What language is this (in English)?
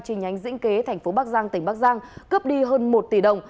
Vietnamese